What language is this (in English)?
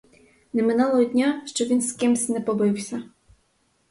Ukrainian